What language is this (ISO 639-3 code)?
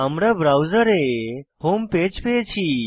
ben